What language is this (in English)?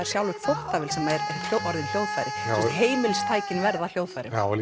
Icelandic